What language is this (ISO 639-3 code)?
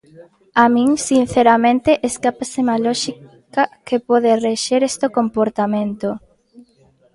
glg